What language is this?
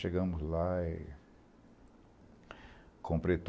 Portuguese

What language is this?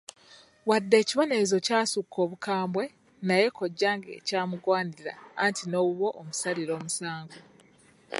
Ganda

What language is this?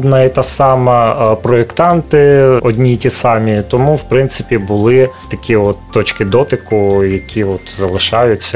Ukrainian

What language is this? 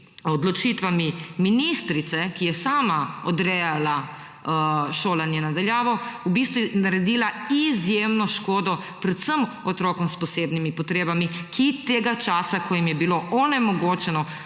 Slovenian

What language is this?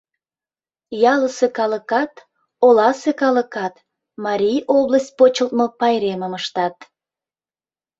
Mari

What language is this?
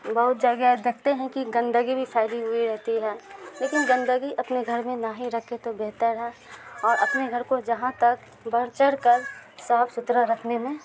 Urdu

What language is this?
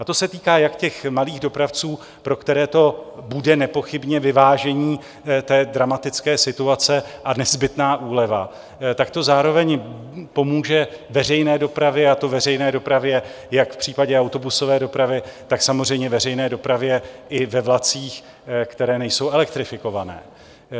Czech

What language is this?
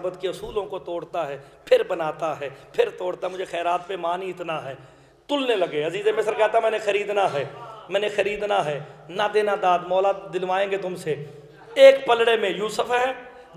Hindi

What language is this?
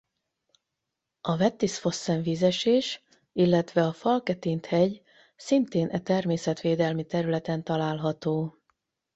Hungarian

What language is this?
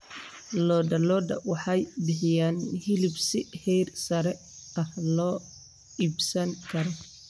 Somali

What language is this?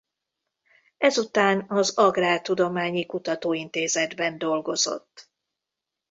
Hungarian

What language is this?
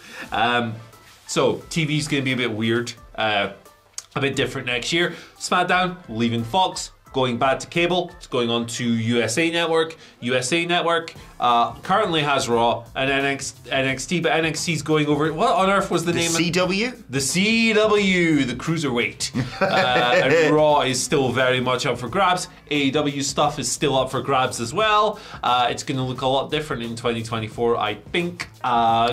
English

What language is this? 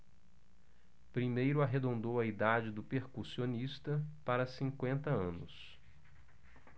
Portuguese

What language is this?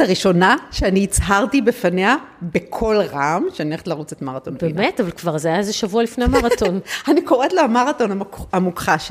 Hebrew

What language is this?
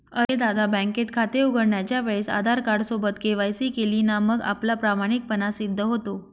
Marathi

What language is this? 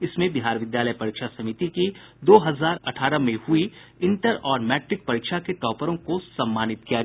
Hindi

